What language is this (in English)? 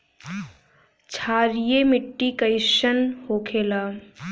Bhojpuri